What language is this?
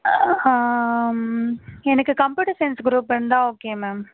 Tamil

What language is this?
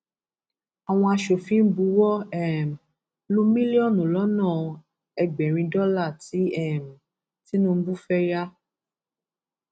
Yoruba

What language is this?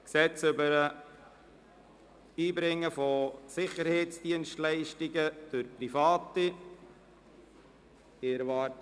Swiss German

